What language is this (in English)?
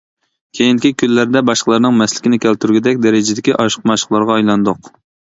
Uyghur